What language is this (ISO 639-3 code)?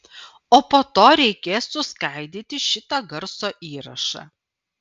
lit